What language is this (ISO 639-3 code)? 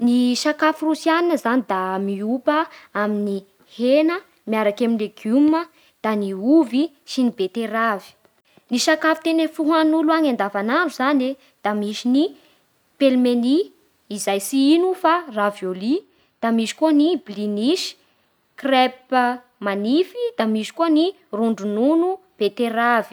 bhr